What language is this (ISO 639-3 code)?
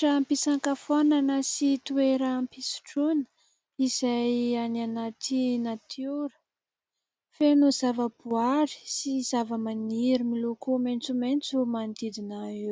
mlg